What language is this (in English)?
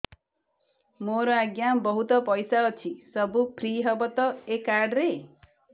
Odia